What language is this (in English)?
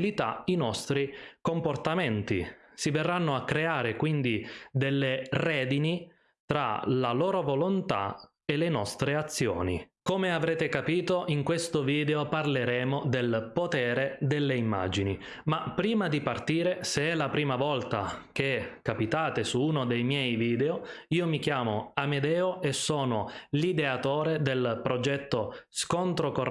Italian